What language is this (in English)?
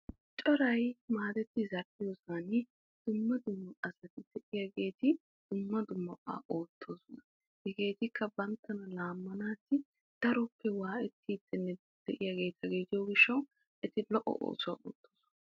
Wolaytta